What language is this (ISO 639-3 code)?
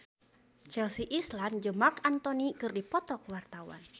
sun